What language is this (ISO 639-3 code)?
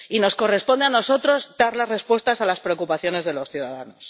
spa